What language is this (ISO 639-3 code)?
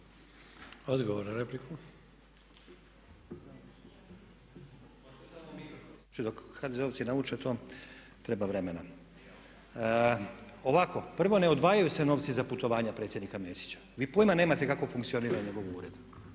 hrv